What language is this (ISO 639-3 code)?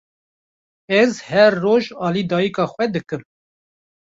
kur